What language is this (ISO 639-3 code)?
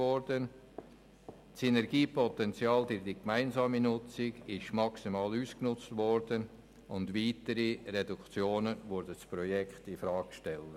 gsw